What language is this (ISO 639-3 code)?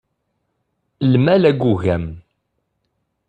kab